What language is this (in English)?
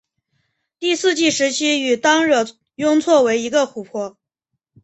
Chinese